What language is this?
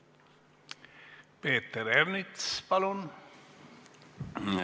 Estonian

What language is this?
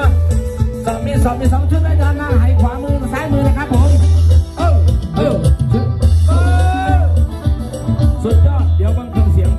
Thai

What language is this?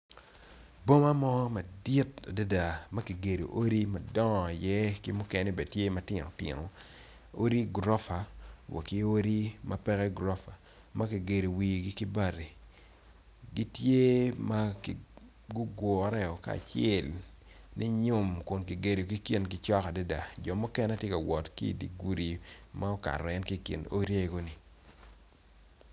Acoli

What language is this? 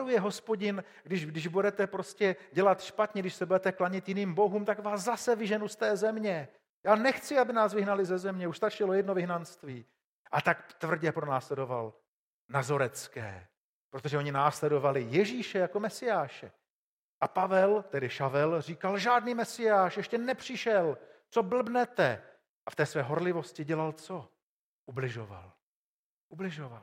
Czech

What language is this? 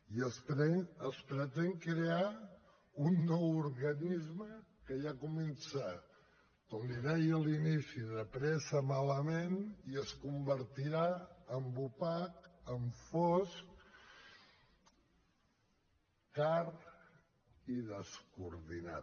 Catalan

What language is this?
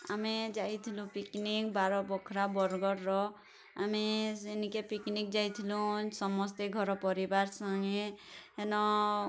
Odia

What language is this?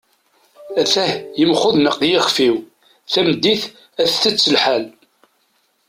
Kabyle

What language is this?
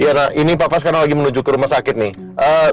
Indonesian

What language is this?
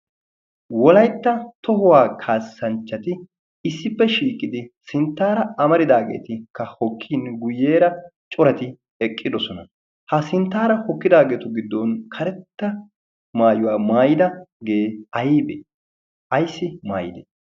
Wolaytta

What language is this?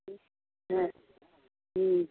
Tamil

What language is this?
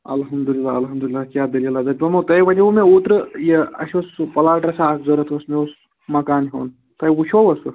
Kashmiri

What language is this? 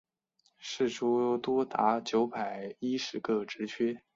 Chinese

